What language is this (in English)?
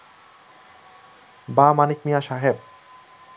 Bangla